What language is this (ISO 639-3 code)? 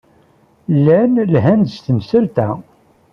kab